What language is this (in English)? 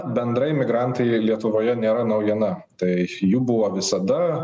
Lithuanian